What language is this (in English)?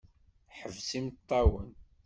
Kabyle